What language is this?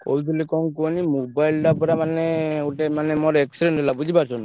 Odia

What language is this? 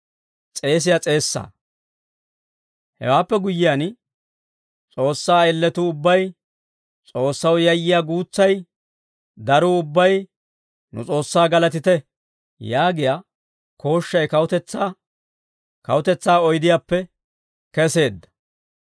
Dawro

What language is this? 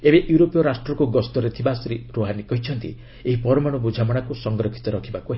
Odia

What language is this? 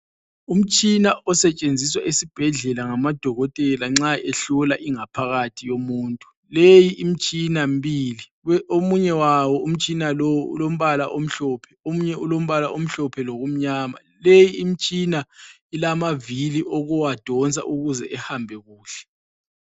North Ndebele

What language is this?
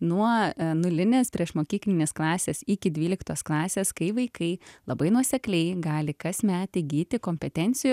Lithuanian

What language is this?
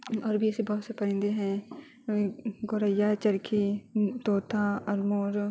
Urdu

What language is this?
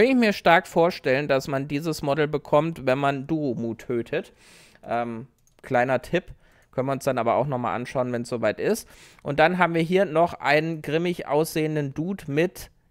German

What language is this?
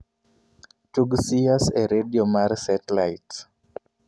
Luo (Kenya and Tanzania)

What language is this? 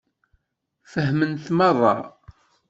Kabyle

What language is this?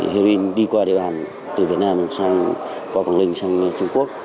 Vietnamese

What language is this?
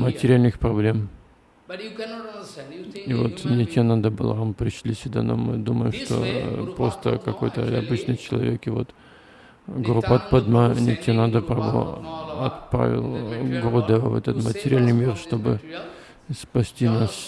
Russian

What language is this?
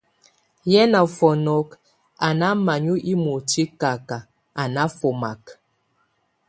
Tunen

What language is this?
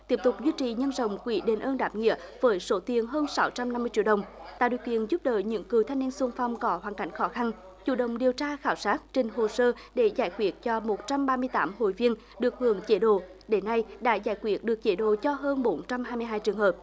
Vietnamese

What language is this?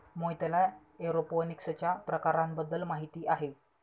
Marathi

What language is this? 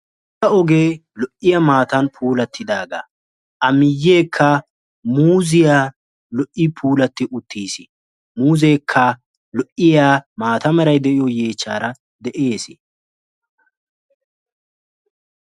Wolaytta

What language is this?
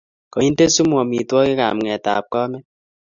Kalenjin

